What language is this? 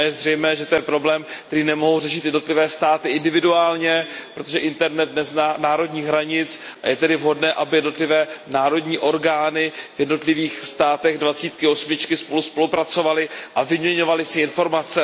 Czech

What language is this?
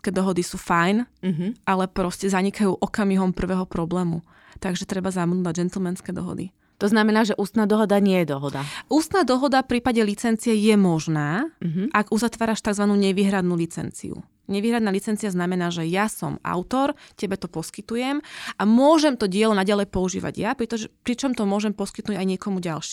Slovak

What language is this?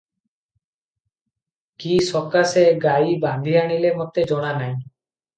Odia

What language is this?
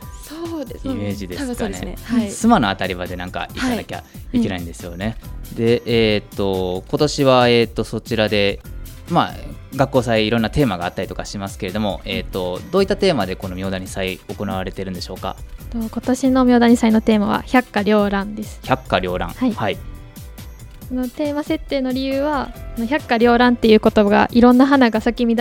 Japanese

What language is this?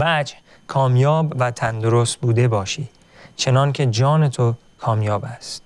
Persian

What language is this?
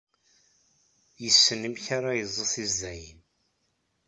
Kabyle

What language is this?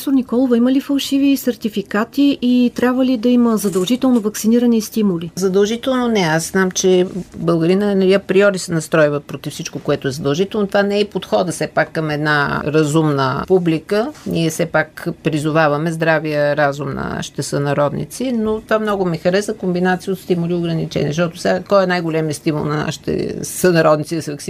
Bulgarian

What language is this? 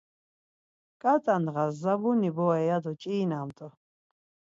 Laz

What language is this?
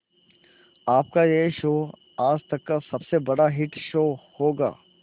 Hindi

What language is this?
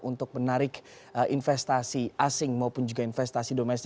Indonesian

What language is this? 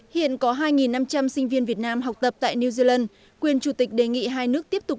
Vietnamese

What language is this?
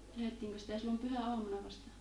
Finnish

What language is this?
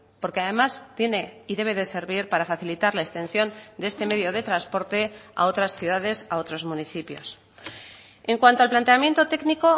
Spanish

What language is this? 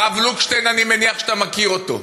Hebrew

